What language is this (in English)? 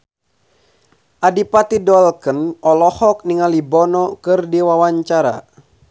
Sundanese